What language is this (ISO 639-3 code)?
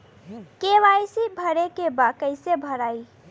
bho